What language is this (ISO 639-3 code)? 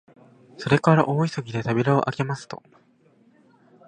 jpn